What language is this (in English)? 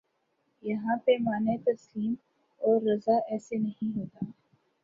Urdu